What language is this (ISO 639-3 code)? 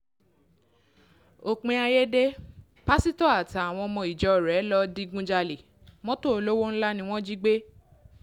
yor